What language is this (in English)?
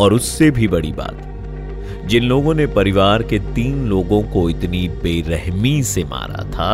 Hindi